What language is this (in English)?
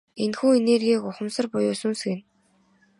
Mongolian